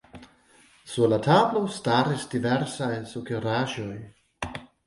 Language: Esperanto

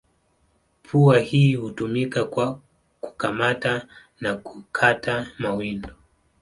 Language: Swahili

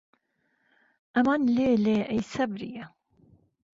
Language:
Central Kurdish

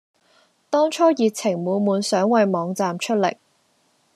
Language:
Cantonese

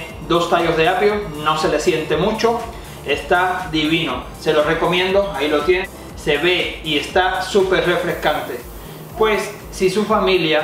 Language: Spanish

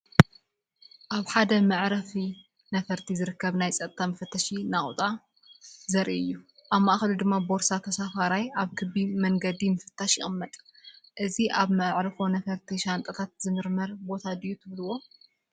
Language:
Tigrinya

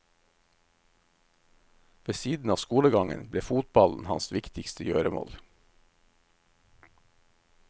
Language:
Norwegian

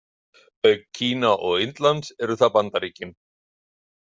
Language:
Icelandic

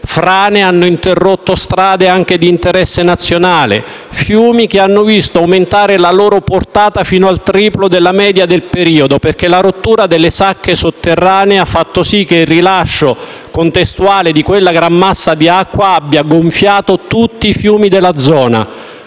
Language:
Italian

